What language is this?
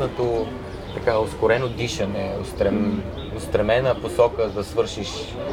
Bulgarian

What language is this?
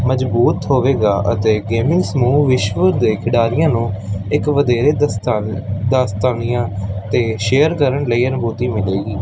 Punjabi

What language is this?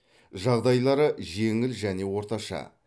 Kazakh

